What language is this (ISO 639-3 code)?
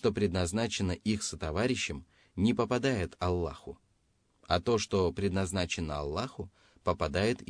rus